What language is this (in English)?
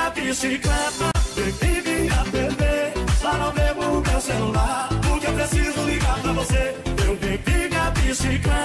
Romanian